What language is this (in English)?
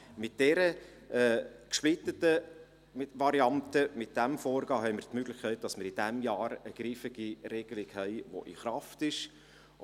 Swiss German